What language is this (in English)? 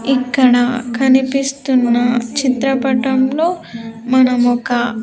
Telugu